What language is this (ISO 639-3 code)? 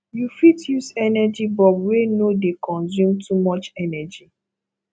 pcm